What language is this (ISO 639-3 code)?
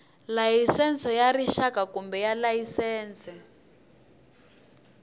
tso